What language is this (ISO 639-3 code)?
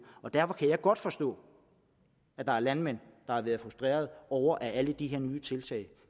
dan